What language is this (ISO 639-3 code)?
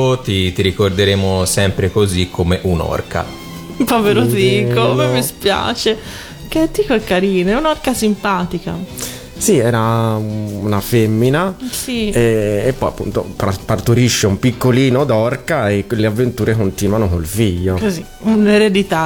ita